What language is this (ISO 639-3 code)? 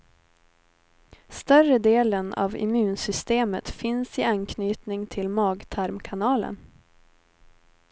swe